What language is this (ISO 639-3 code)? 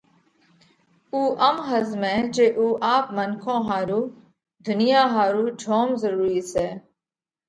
kvx